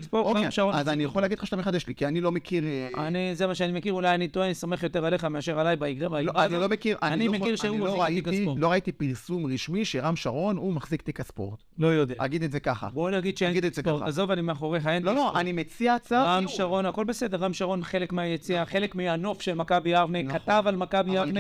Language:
Hebrew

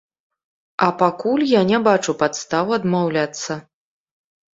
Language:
Belarusian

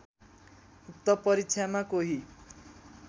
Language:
Nepali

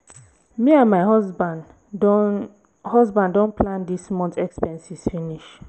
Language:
Nigerian Pidgin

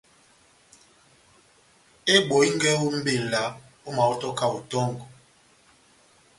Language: Batanga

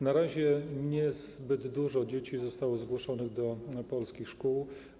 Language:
Polish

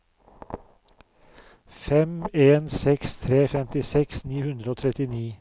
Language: Norwegian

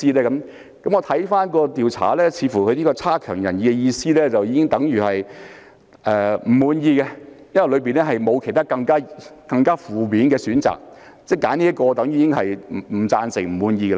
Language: Cantonese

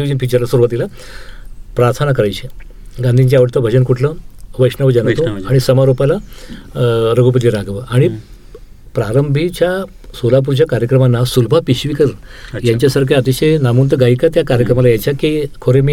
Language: Marathi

